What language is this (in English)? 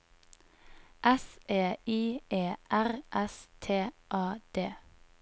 Norwegian